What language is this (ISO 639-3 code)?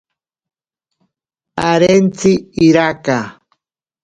prq